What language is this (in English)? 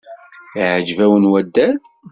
Kabyle